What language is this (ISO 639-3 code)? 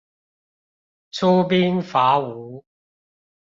zho